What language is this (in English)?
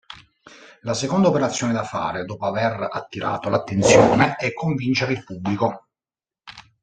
Italian